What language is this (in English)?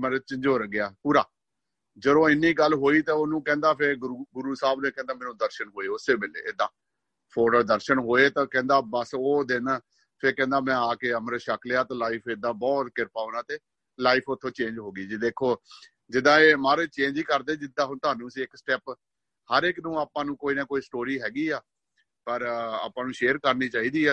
Punjabi